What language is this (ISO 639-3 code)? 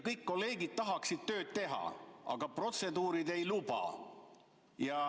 est